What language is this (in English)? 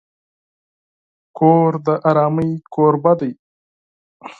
Pashto